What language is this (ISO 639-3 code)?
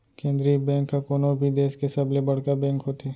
hne